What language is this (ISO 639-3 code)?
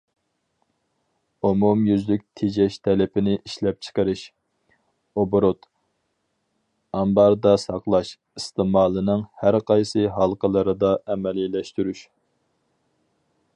uig